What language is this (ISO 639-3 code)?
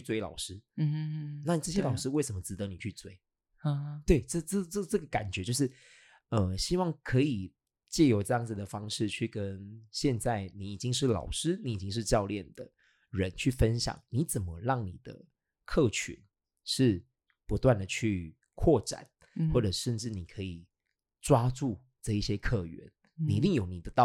zho